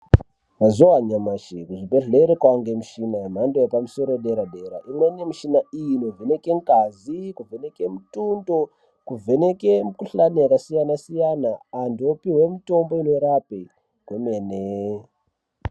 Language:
Ndau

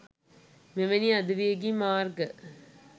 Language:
Sinhala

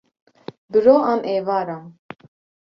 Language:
Kurdish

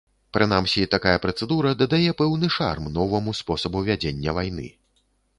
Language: Belarusian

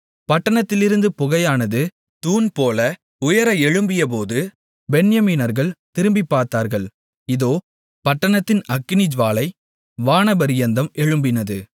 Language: Tamil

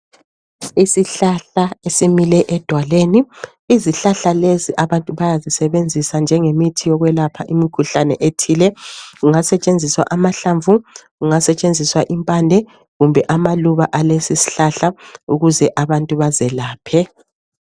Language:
North Ndebele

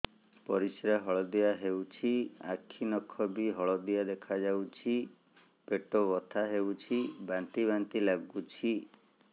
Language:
Odia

